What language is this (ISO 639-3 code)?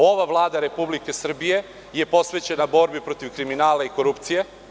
srp